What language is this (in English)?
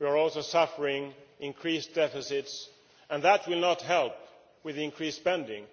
English